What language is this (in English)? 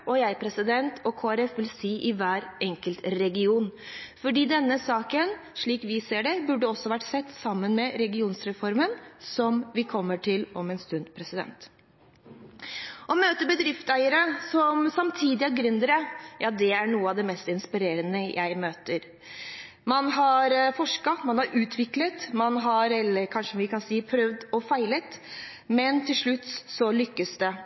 Norwegian Bokmål